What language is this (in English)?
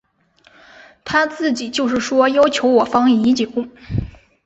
Chinese